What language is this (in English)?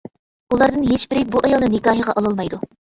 Uyghur